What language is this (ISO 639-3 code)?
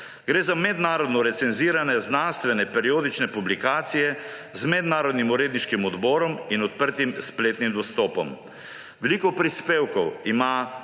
slv